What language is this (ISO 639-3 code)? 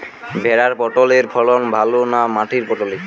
ben